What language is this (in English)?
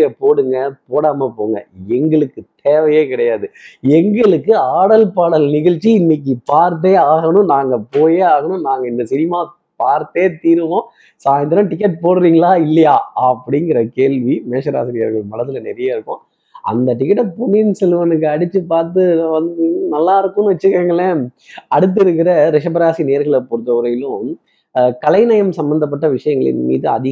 Tamil